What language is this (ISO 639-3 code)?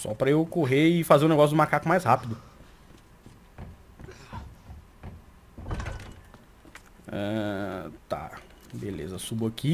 por